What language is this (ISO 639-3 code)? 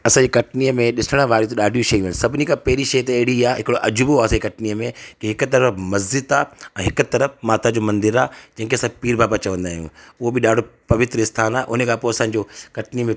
snd